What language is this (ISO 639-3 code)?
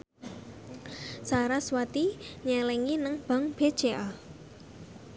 jav